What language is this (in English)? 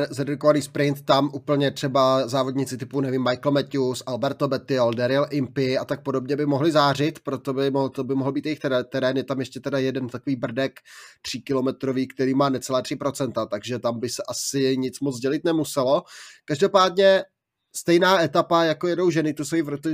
Czech